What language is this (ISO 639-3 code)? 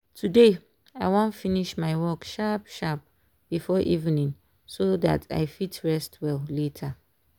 pcm